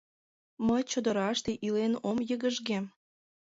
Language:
Mari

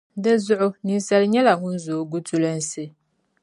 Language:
Dagbani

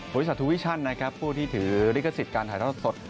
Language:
Thai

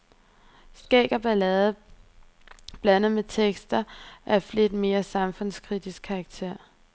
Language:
Danish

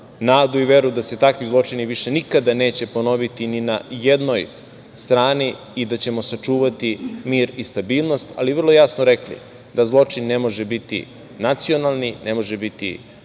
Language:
Serbian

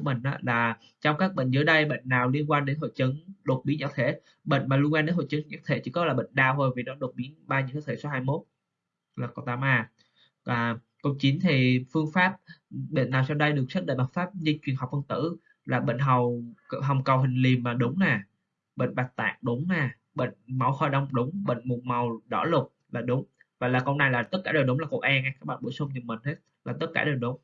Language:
Vietnamese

